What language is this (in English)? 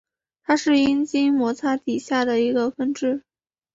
Chinese